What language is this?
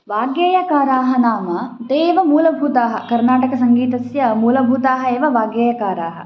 Sanskrit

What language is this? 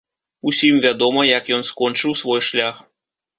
Belarusian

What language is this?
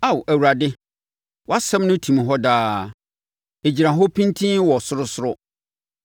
Akan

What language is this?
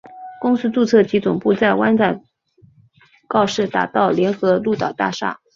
Chinese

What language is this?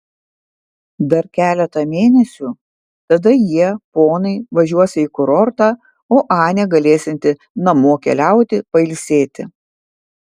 Lithuanian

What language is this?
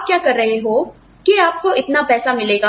Hindi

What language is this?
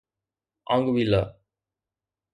Sindhi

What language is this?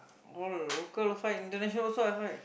English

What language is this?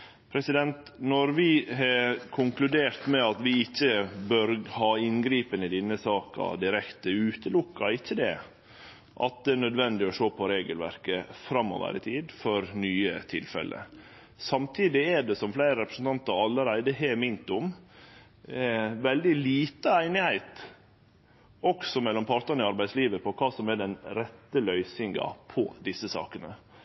Norwegian Nynorsk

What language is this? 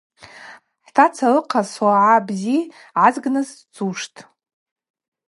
Abaza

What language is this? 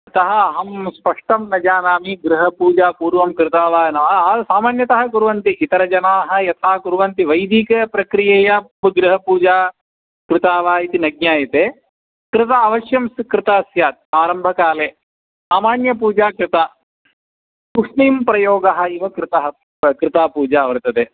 Sanskrit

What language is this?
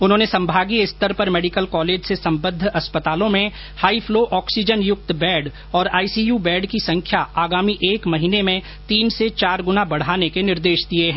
Hindi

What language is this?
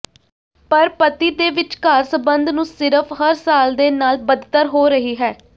Punjabi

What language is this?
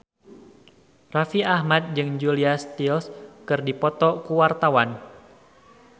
Sundanese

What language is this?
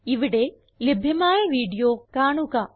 Malayalam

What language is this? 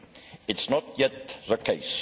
English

